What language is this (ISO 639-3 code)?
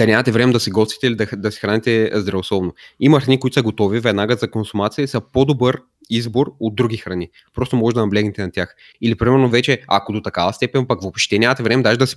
bul